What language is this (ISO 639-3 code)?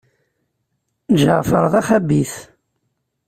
kab